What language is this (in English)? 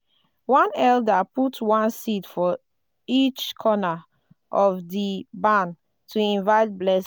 Nigerian Pidgin